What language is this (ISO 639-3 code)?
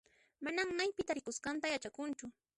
qxp